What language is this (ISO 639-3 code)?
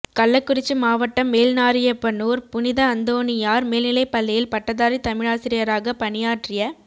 tam